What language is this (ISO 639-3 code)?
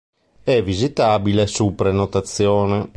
ita